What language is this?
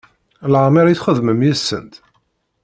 Kabyle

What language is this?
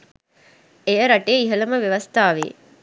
Sinhala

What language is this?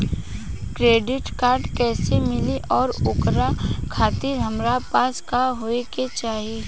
Bhojpuri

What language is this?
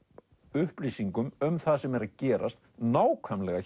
Icelandic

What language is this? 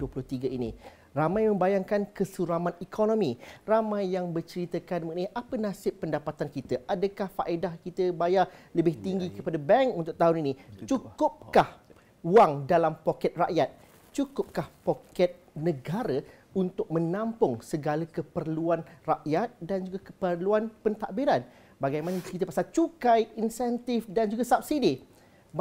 Malay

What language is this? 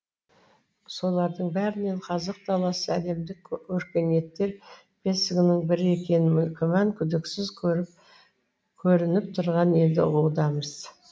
Kazakh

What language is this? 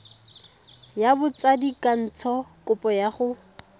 Tswana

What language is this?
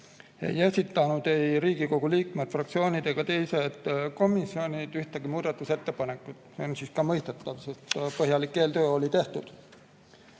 Estonian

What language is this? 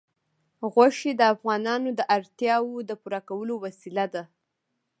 Pashto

